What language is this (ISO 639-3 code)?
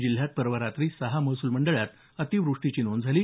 mar